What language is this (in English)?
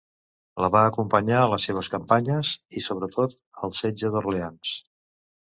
Catalan